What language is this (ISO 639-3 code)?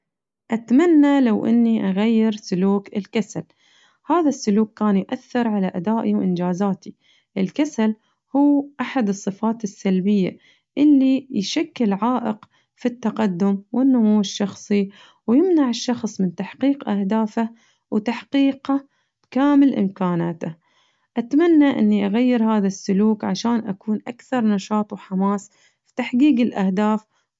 ars